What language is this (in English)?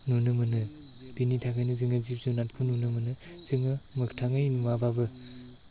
Bodo